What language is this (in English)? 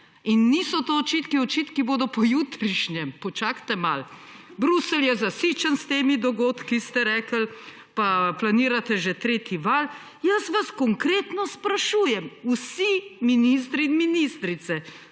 Slovenian